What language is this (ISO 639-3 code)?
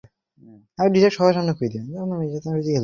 ben